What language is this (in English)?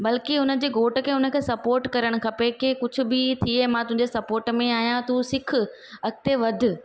Sindhi